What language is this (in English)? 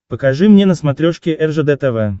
Russian